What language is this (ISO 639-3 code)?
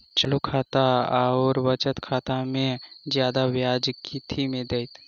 mai